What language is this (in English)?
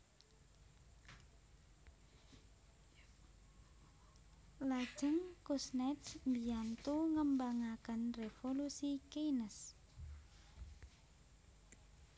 Javanese